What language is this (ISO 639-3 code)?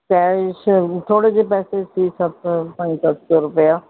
pan